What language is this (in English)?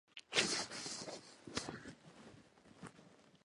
Japanese